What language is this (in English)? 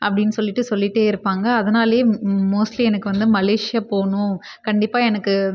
Tamil